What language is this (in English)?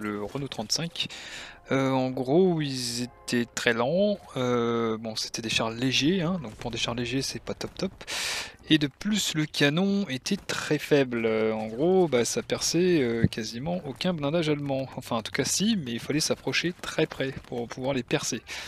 French